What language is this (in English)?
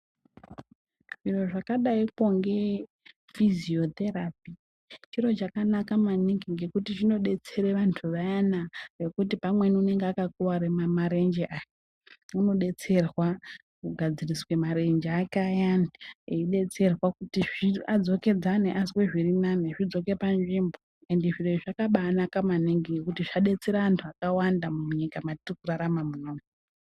Ndau